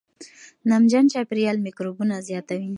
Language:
Pashto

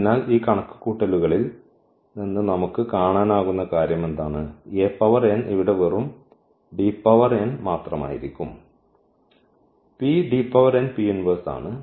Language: Malayalam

